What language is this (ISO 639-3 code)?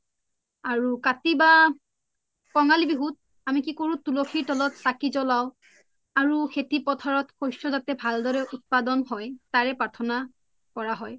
asm